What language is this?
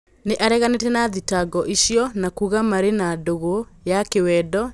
Kikuyu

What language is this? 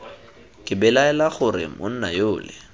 Tswana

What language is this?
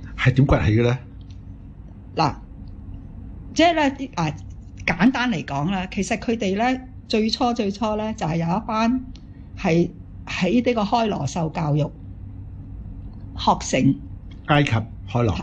Chinese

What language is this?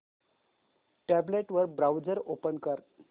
Marathi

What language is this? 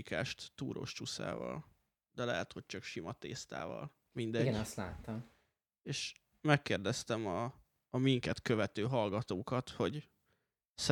Hungarian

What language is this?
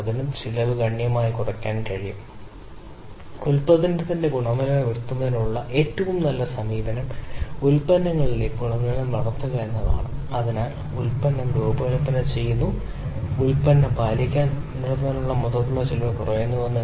Malayalam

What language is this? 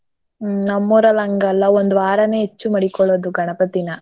Kannada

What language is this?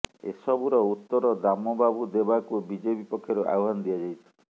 Odia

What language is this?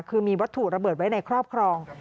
Thai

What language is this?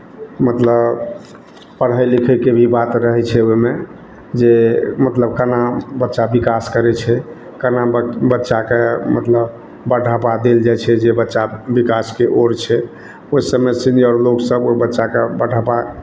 Maithili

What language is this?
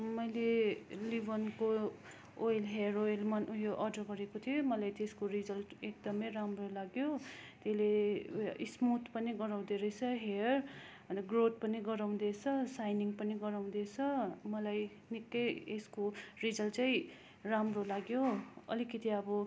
Nepali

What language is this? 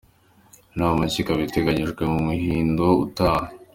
Kinyarwanda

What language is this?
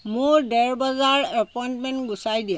Assamese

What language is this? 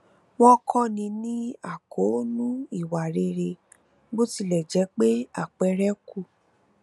Yoruba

